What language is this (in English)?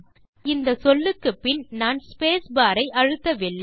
Tamil